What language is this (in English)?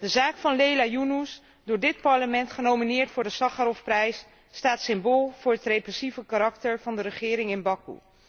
Dutch